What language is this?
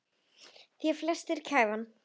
Icelandic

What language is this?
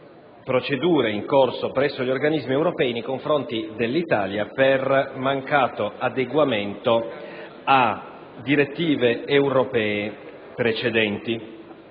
Italian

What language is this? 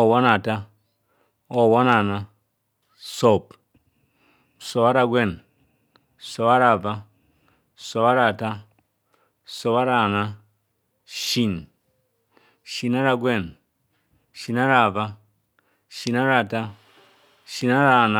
Kohumono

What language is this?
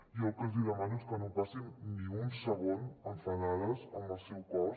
Catalan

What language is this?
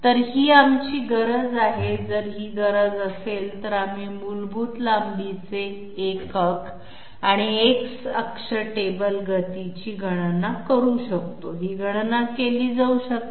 Marathi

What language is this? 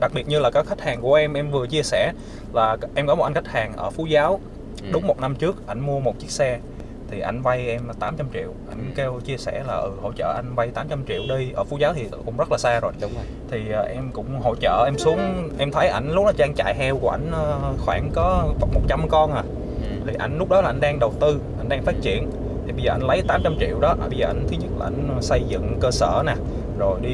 Vietnamese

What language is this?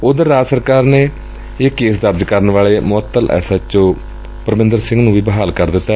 Punjabi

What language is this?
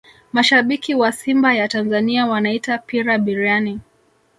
Swahili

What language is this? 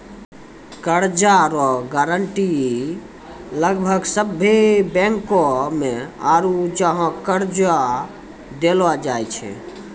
Maithili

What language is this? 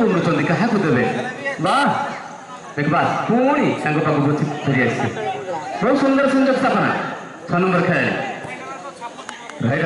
Arabic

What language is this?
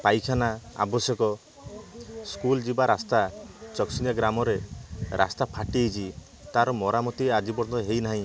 Odia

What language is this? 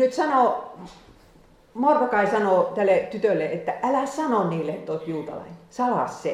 Finnish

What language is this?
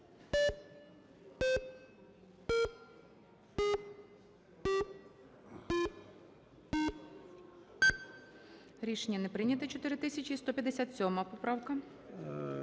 Ukrainian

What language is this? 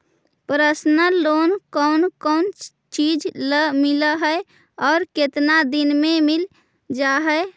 Magahi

